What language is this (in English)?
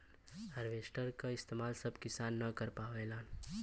Bhojpuri